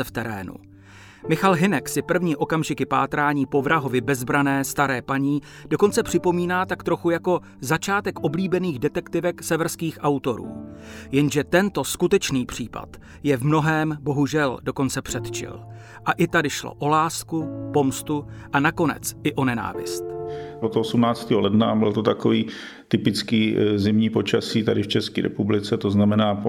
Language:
Czech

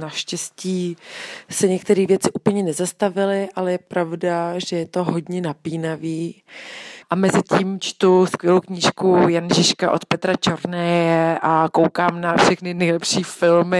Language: Czech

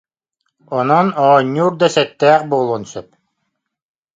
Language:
Yakut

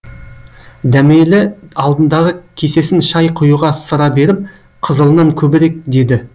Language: Kazakh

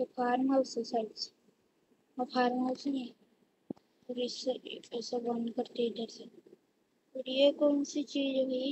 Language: Indonesian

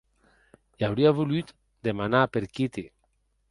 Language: Occitan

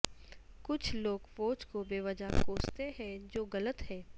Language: Urdu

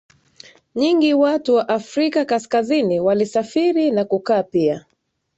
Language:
Swahili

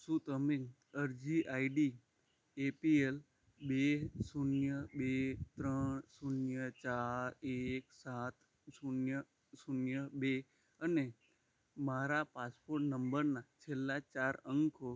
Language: Gujarati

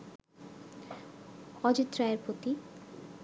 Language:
Bangla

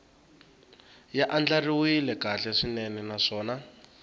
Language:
Tsonga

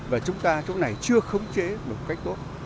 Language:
Vietnamese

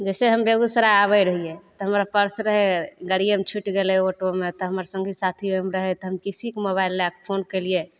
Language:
Maithili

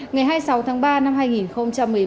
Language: Vietnamese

